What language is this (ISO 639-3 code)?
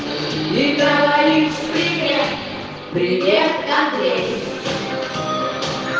rus